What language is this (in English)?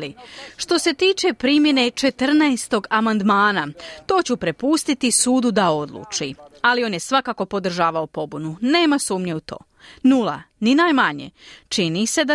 Croatian